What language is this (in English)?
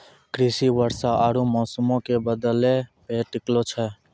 Maithili